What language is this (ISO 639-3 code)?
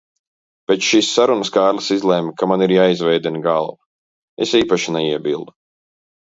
lav